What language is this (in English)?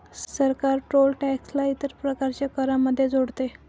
Marathi